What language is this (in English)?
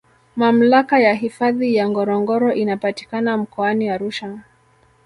Swahili